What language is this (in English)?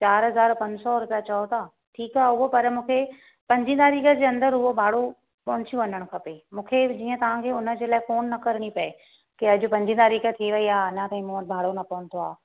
Sindhi